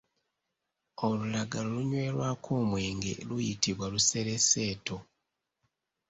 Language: Ganda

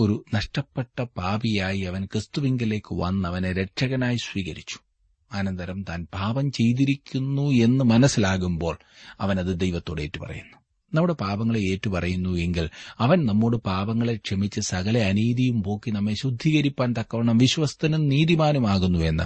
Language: Malayalam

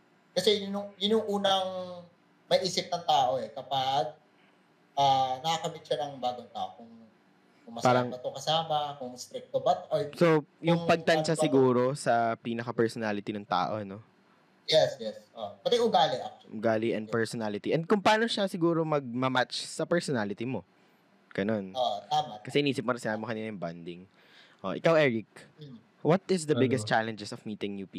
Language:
Filipino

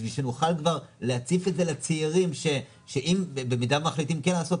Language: Hebrew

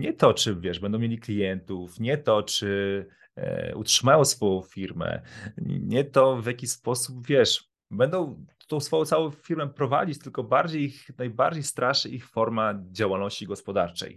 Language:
Polish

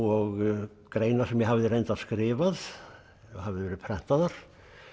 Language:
Icelandic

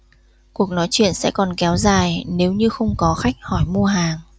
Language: Vietnamese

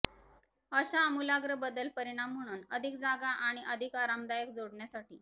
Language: Marathi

